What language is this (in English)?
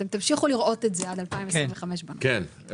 Hebrew